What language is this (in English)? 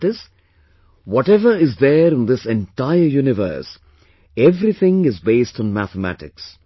English